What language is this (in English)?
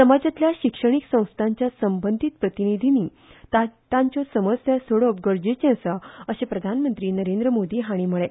Konkani